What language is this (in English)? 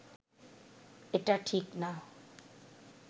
Bangla